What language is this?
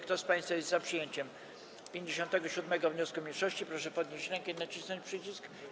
Polish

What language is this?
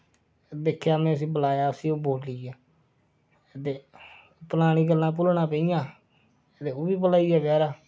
Dogri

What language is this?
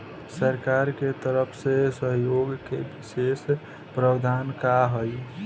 Bhojpuri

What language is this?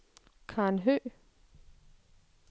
Danish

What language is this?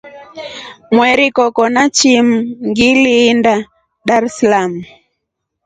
Rombo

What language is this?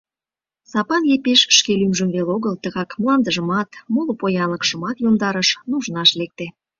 Mari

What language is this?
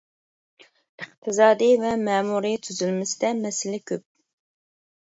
Uyghur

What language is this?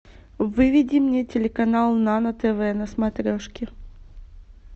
Russian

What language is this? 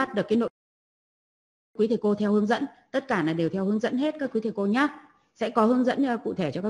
Vietnamese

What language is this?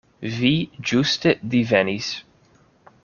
Esperanto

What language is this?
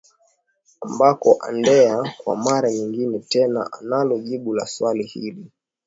Swahili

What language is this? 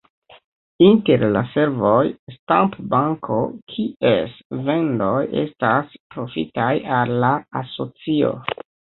Esperanto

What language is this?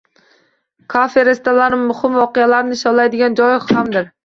Uzbek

